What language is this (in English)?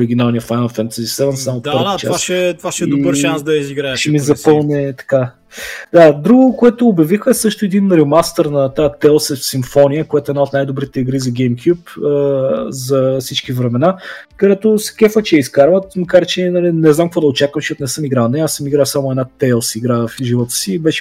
Bulgarian